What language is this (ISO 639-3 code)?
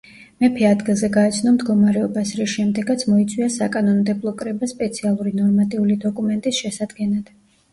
kat